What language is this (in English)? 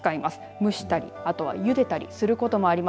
Japanese